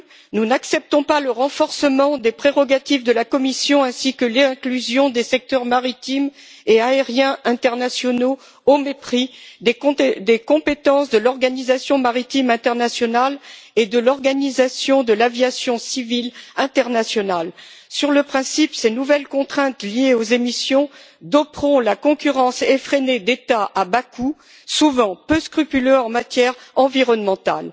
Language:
French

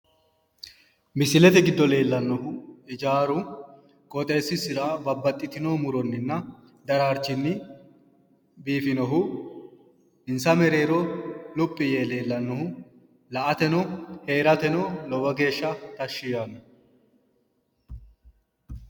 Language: Sidamo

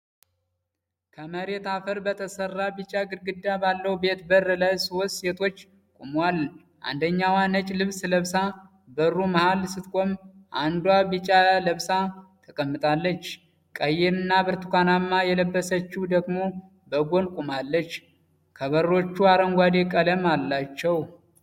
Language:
Amharic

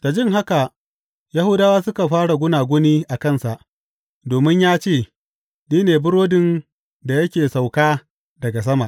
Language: Hausa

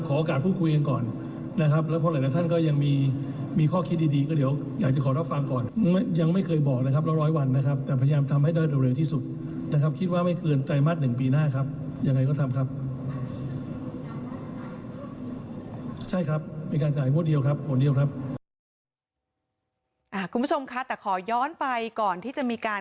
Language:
Thai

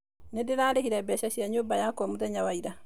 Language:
Kikuyu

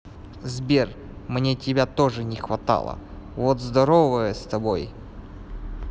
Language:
Russian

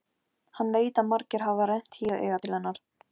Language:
Icelandic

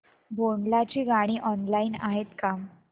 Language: Marathi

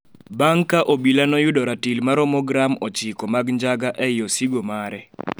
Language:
Luo (Kenya and Tanzania)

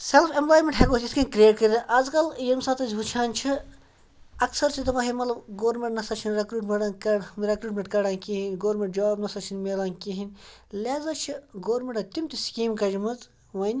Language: Kashmiri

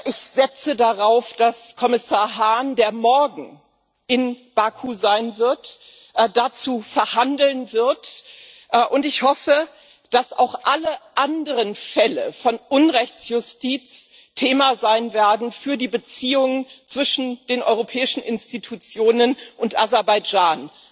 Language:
German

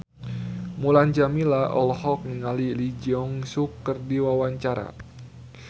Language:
Sundanese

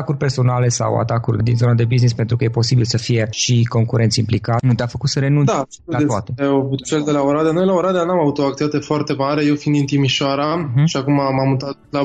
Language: Romanian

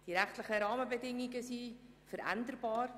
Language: Swiss German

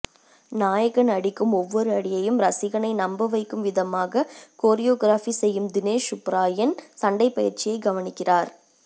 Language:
Tamil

